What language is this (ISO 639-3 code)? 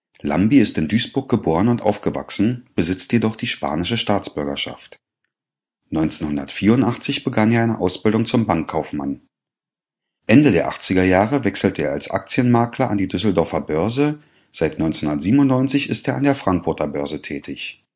deu